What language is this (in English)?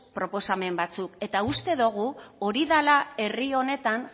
Basque